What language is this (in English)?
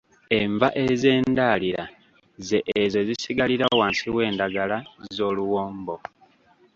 Ganda